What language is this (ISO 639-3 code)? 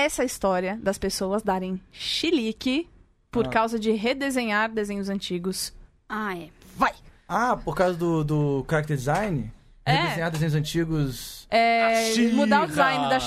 por